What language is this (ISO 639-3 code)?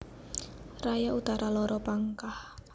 jav